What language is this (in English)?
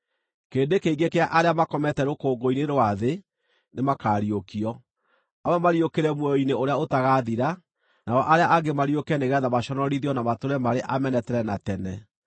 Kikuyu